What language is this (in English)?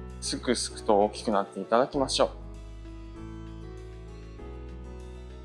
Japanese